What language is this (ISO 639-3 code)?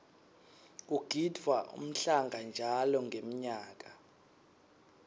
ssw